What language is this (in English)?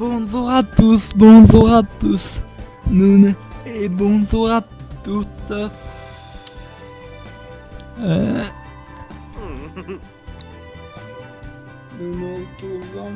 French